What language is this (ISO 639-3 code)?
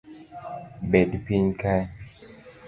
luo